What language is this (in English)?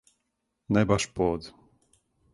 Serbian